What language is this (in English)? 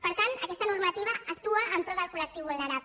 Catalan